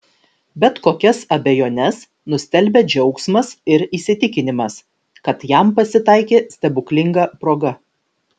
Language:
Lithuanian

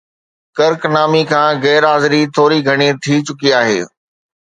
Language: Sindhi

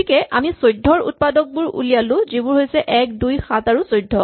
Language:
Assamese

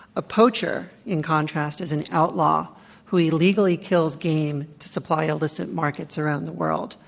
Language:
English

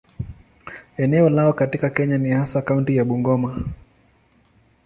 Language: Swahili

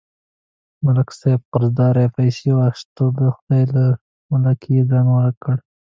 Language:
Pashto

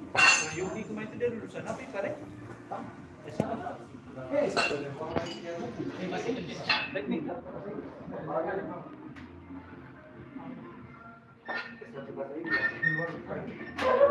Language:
Indonesian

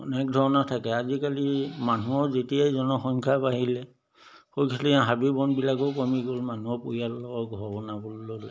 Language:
Assamese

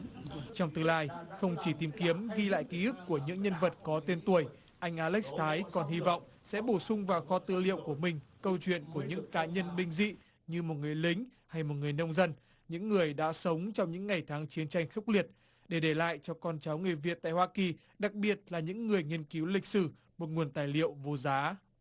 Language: Vietnamese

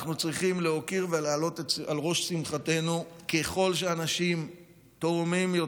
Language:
Hebrew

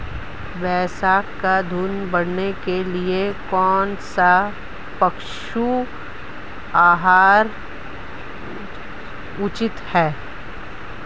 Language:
Hindi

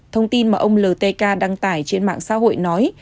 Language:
Vietnamese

